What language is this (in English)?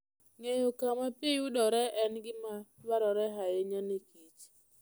Luo (Kenya and Tanzania)